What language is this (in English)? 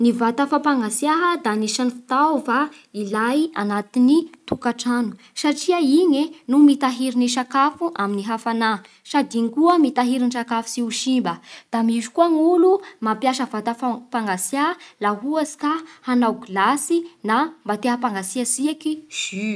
Bara Malagasy